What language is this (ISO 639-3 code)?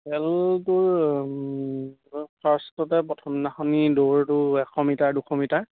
asm